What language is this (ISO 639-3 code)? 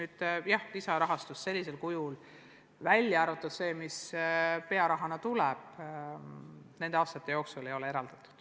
est